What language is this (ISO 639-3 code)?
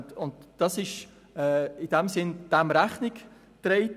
gsw